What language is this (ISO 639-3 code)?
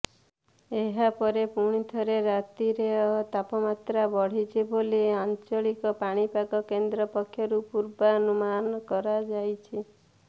ori